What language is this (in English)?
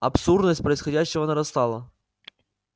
Russian